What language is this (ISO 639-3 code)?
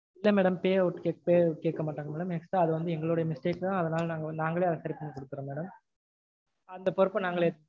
tam